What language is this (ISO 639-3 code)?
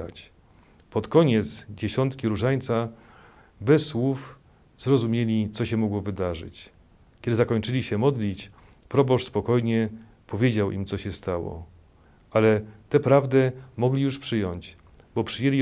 pol